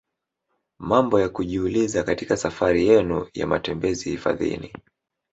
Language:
Swahili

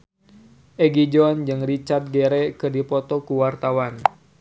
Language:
Sundanese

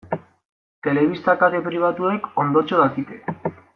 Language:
Basque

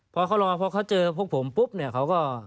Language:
Thai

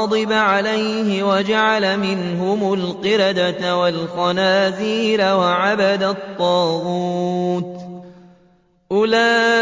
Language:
Arabic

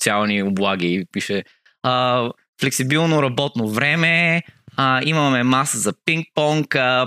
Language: Bulgarian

